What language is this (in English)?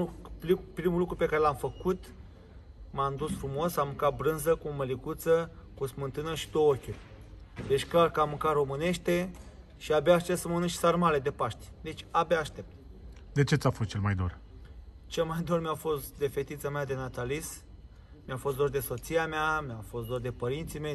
Romanian